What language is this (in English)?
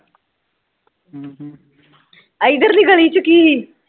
Punjabi